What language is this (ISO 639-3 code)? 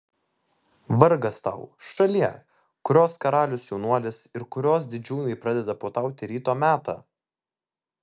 lit